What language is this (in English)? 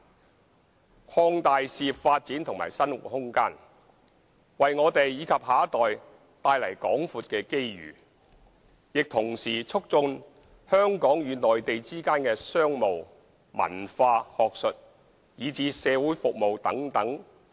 Cantonese